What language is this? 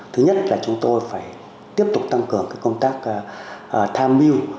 Vietnamese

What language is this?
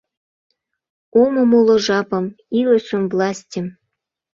Mari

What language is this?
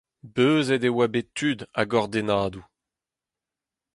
Breton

